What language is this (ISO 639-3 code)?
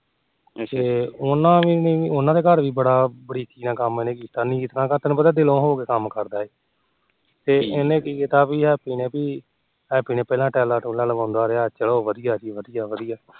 pan